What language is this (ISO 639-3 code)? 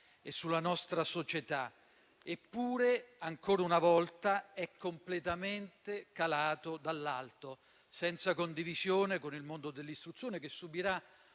ita